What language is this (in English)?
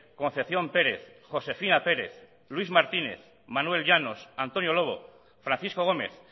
Basque